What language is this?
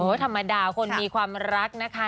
Thai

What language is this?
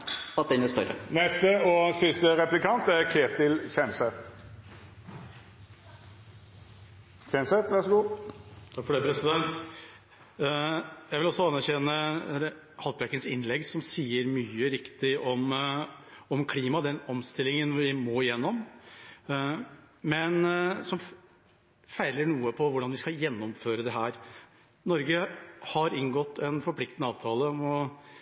Norwegian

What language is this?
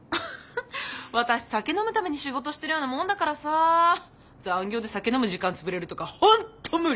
Japanese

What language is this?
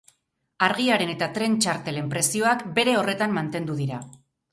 Basque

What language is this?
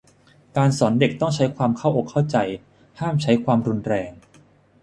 Thai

